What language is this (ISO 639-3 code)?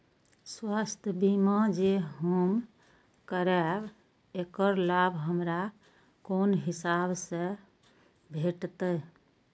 mai